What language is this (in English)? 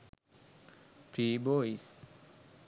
Sinhala